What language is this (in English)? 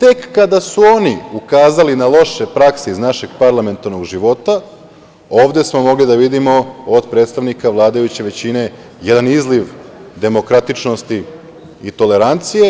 Serbian